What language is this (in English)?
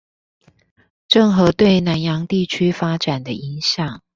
Chinese